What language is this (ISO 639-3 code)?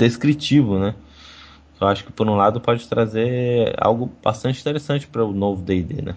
por